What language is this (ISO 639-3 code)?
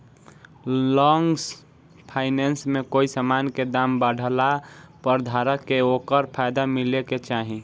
bho